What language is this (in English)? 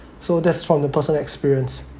English